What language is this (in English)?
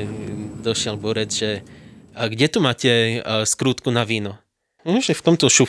Slovak